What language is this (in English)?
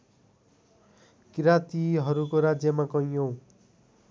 Nepali